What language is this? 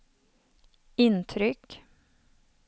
Swedish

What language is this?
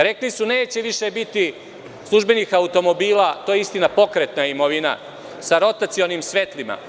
Serbian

